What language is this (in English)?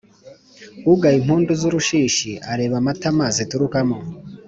Kinyarwanda